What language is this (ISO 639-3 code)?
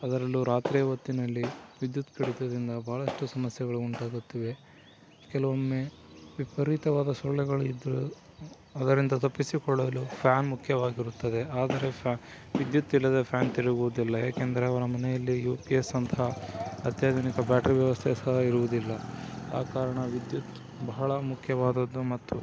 kan